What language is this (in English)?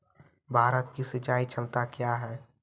Maithili